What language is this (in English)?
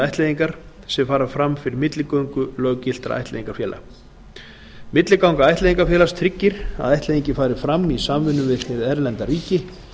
Icelandic